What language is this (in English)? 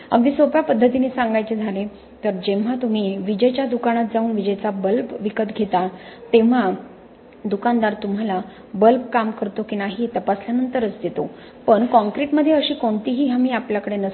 Marathi